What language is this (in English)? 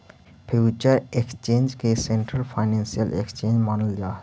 Magahi